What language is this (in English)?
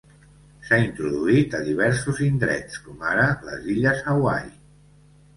Catalan